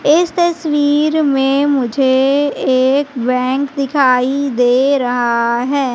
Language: Hindi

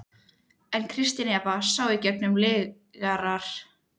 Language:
Icelandic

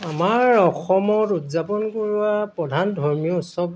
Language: Assamese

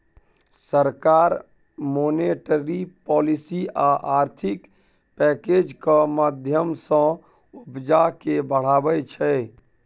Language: Maithili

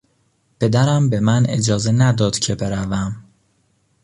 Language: Persian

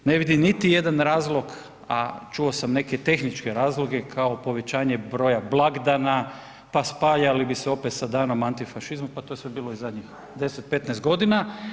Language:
Croatian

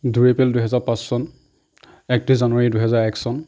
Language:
Assamese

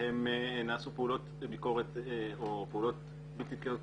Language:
Hebrew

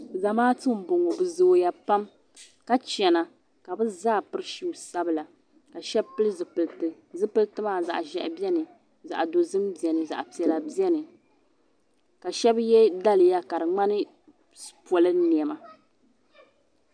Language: Dagbani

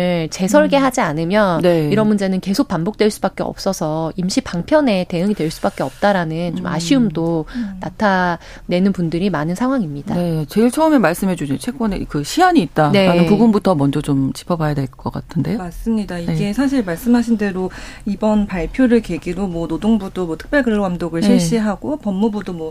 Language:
Korean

